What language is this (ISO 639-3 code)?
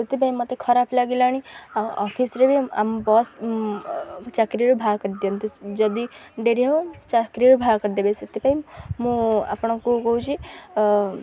ori